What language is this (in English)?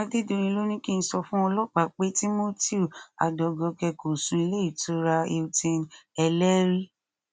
Yoruba